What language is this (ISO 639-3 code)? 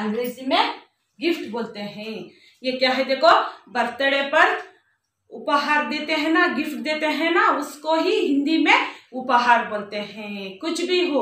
hin